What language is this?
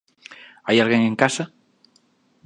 Galician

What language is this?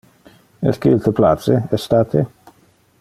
Interlingua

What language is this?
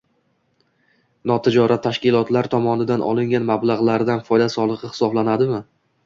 Uzbek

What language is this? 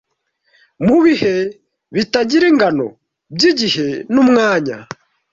Kinyarwanda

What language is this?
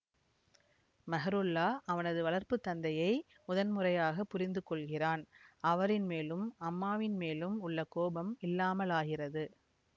Tamil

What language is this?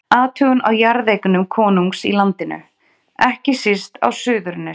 Icelandic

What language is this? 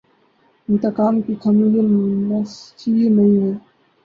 Urdu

